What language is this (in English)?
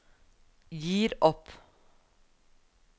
Norwegian